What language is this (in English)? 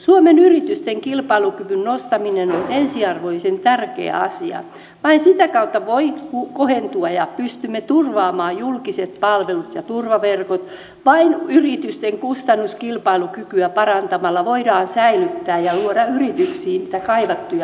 Finnish